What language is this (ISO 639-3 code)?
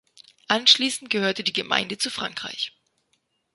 deu